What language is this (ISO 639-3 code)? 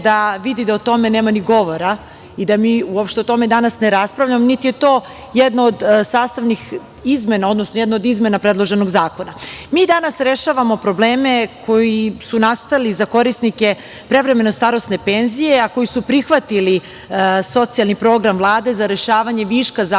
srp